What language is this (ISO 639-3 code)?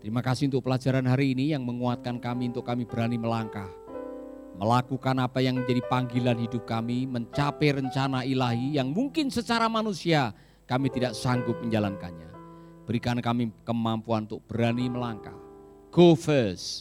ind